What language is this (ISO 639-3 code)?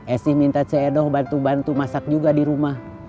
ind